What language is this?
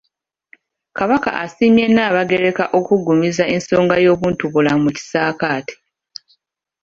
Ganda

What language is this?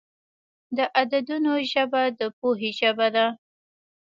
Pashto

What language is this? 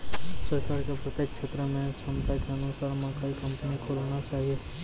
Maithili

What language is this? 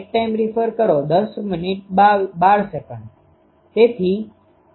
Gujarati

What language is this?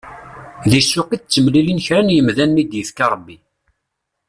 Kabyle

